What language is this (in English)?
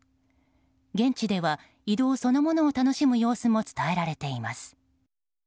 Japanese